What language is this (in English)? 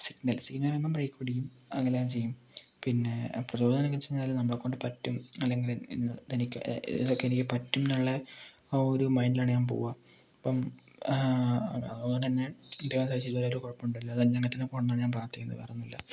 Malayalam